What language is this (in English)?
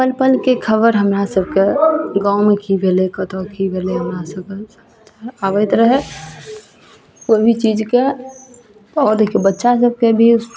Maithili